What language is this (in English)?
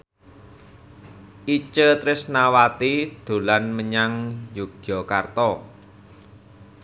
Javanese